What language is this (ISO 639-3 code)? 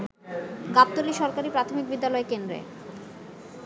ben